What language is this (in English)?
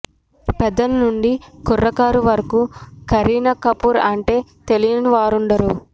Telugu